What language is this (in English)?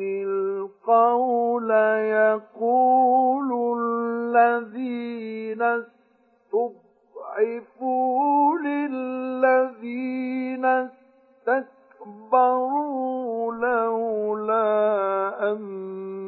Arabic